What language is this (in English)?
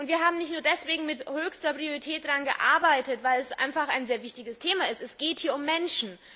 German